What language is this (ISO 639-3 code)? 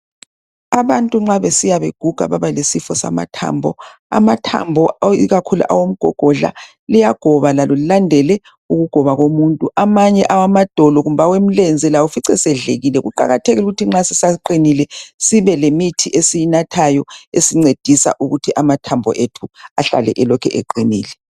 nde